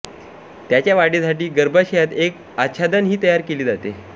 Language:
Marathi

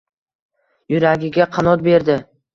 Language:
Uzbek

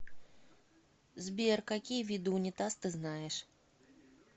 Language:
Russian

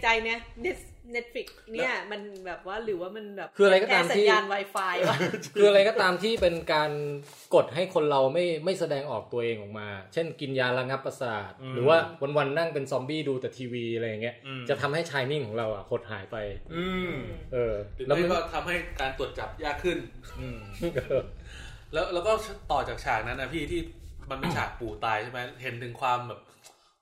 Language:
Thai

